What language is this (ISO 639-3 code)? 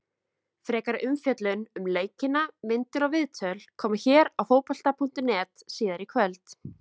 isl